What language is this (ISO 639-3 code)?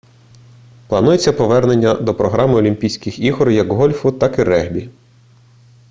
ukr